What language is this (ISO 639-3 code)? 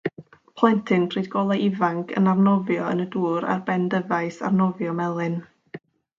cym